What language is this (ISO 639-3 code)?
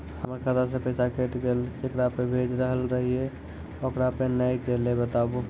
mai